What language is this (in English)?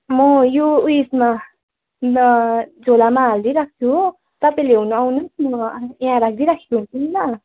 Nepali